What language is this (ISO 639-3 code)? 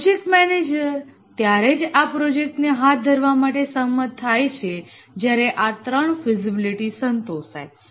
guj